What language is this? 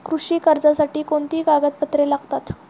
Marathi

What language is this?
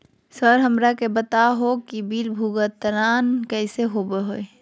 Magahi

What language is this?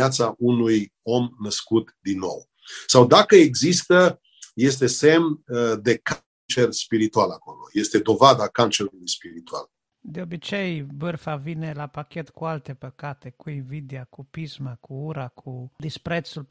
Romanian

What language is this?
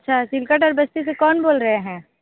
Hindi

